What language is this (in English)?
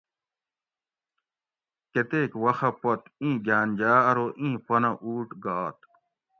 Gawri